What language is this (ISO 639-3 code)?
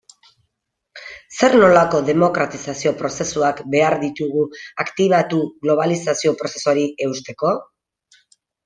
eus